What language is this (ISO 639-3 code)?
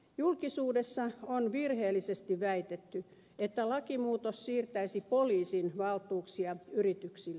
fin